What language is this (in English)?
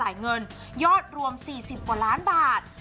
Thai